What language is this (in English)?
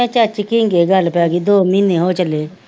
Punjabi